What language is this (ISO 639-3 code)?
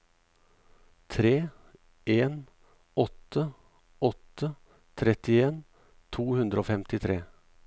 nor